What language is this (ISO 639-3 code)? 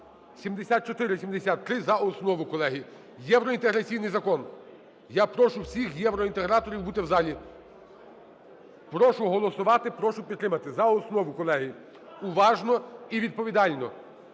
ukr